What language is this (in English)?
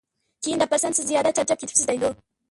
Uyghur